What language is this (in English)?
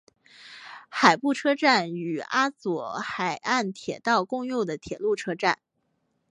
Chinese